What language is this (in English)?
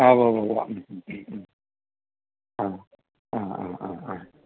Malayalam